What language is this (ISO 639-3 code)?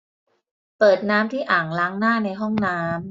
tha